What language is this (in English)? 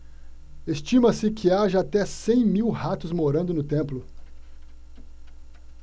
Portuguese